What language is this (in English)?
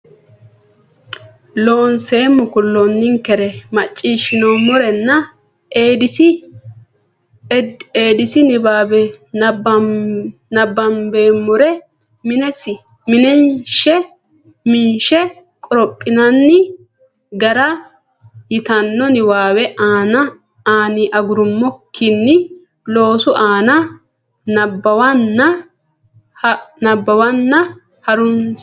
Sidamo